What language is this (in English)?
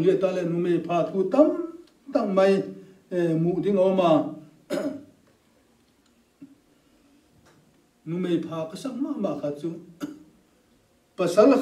Turkish